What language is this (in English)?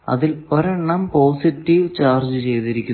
Malayalam